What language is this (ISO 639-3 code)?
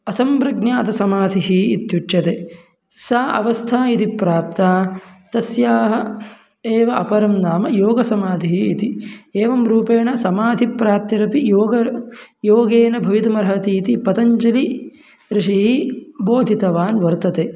san